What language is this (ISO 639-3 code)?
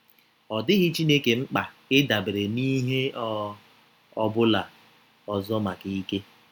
ibo